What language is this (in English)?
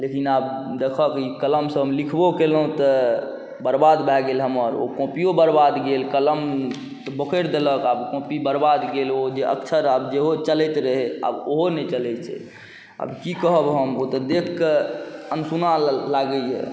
Maithili